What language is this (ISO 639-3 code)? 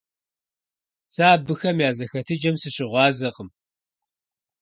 kbd